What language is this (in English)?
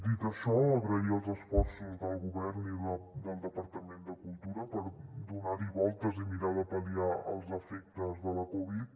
Catalan